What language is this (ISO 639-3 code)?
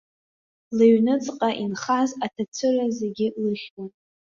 abk